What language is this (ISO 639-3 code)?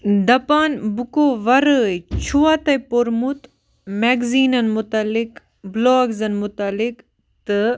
kas